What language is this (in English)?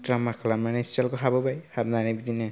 Bodo